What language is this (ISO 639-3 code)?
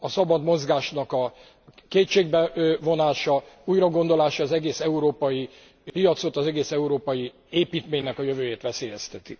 hun